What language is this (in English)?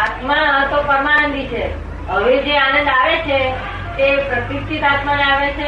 Gujarati